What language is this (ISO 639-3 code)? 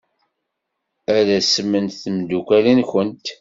kab